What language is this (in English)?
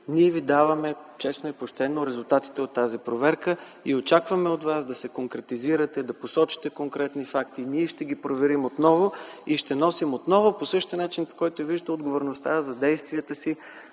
Bulgarian